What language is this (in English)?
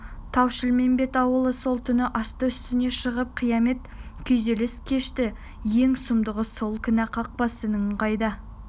Kazakh